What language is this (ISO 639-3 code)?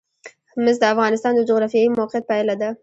pus